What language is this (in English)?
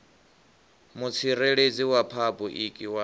Venda